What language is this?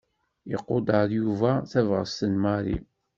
Kabyle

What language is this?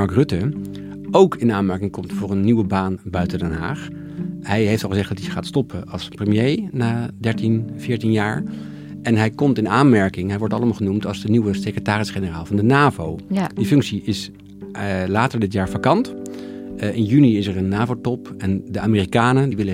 Dutch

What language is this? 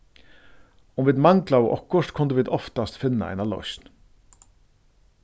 Faroese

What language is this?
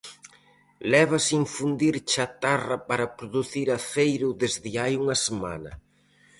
Galician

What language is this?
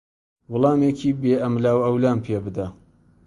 Central Kurdish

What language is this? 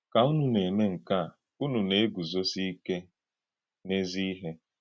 Igbo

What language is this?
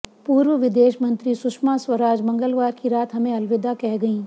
Hindi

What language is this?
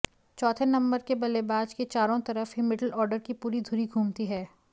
Hindi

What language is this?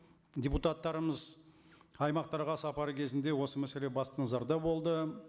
Kazakh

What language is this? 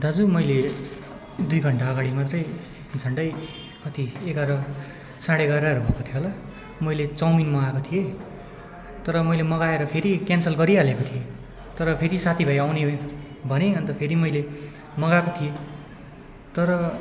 Nepali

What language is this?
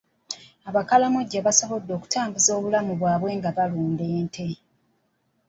Ganda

